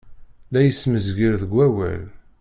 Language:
Kabyle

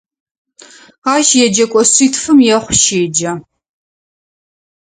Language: Adyghe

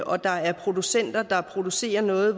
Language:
Danish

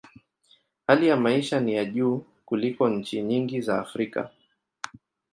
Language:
Swahili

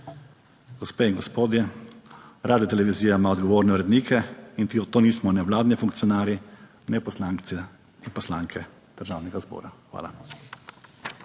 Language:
Slovenian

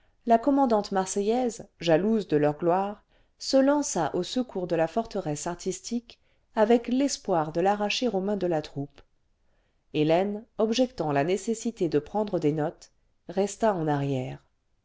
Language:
French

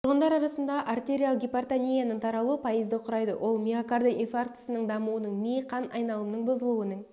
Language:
Kazakh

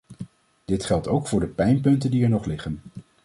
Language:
Dutch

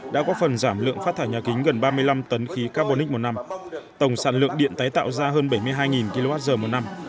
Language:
Vietnamese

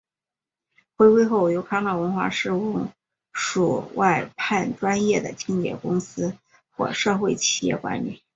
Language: Chinese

